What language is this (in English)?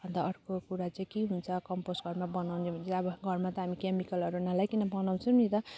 Nepali